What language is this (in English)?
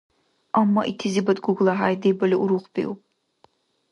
Dargwa